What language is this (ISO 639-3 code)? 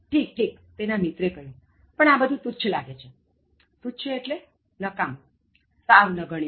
guj